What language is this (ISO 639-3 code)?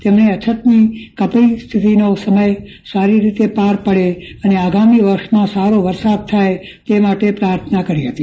guj